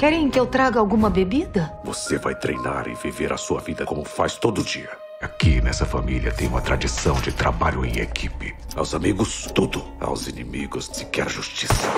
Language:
Portuguese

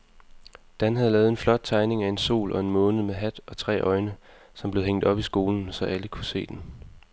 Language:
Danish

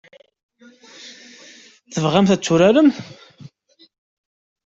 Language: Kabyle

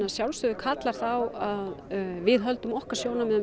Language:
Icelandic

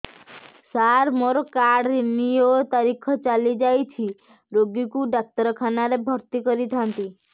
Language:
Odia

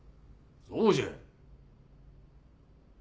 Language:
Japanese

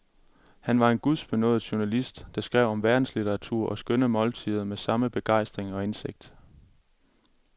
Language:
Danish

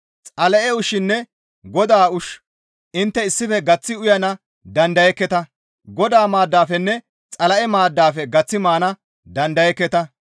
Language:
Gamo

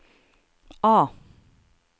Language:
Norwegian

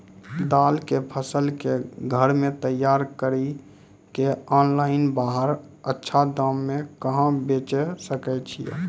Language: Maithili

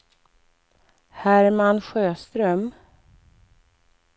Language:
Swedish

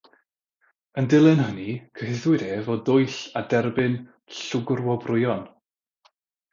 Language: Welsh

